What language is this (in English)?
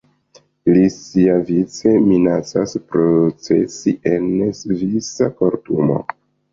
Esperanto